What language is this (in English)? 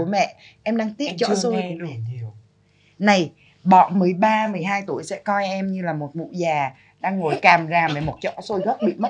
Vietnamese